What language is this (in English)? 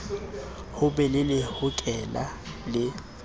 Southern Sotho